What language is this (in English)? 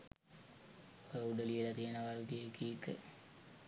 Sinhala